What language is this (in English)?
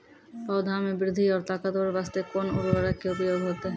Maithili